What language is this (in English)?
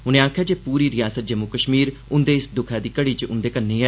Dogri